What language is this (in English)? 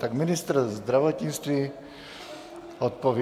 Czech